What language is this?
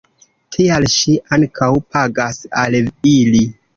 Esperanto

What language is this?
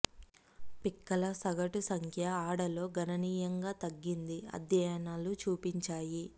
Telugu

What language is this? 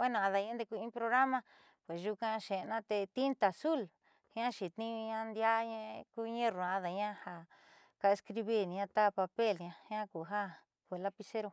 Southeastern Nochixtlán Mixtec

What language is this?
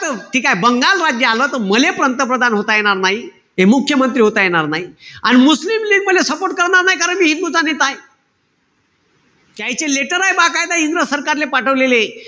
Marathi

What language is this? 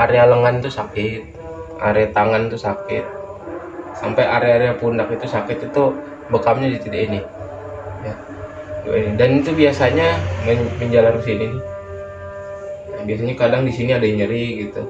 Indonesian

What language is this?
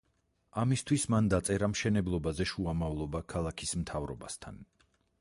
Georgian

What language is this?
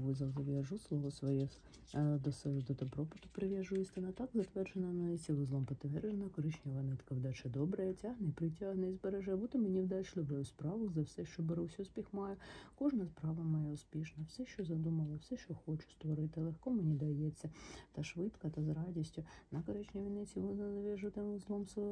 Ukrainian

